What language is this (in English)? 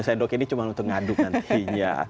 Indonesian